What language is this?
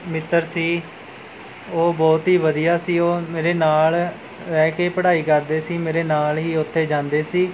Punjabi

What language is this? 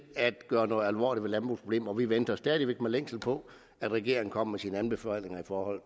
Danish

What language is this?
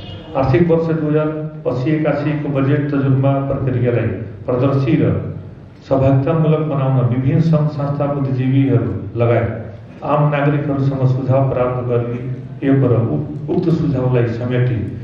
Hindi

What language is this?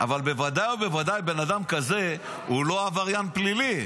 Hebrew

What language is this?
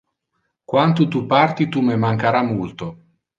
Interlingua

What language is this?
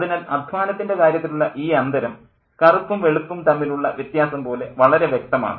Malayalam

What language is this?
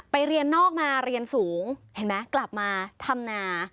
Thai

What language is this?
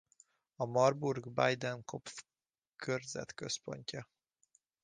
Hungarian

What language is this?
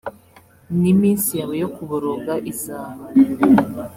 Kinyarwanda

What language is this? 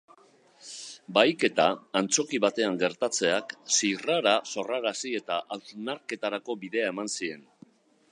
Basque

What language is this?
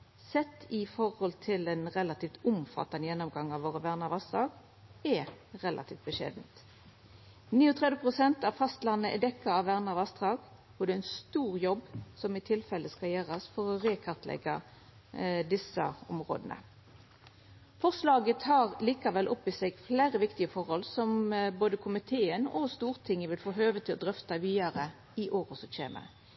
Norwegian Nynorsk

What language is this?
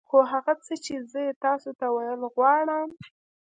Pashto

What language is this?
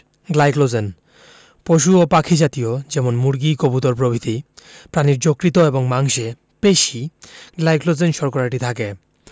Bangla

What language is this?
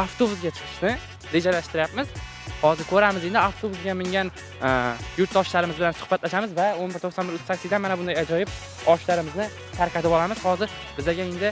Turkish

